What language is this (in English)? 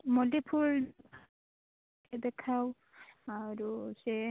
Odia